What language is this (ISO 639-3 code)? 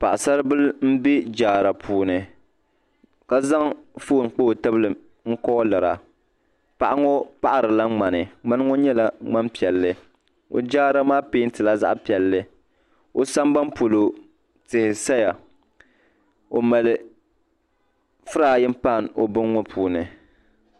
dag